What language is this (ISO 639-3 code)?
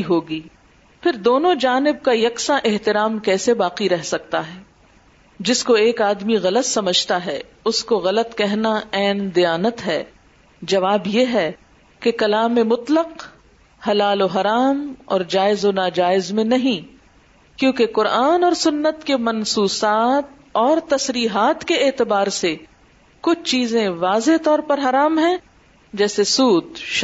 urd